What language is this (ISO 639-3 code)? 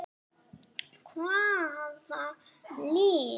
isl